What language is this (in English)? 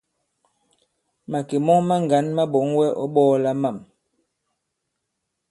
Bankon